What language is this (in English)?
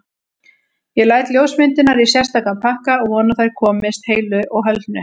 Icelandic